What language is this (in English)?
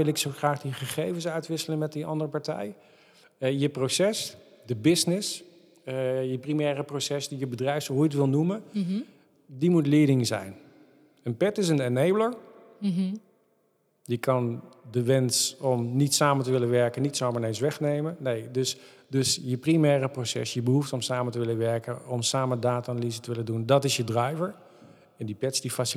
Dutch